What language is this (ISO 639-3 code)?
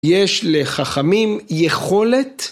heb